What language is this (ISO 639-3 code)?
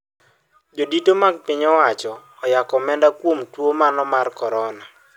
luo